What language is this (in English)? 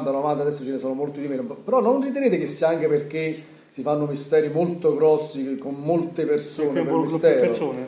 Italian